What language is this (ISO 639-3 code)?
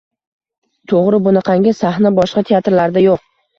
uzb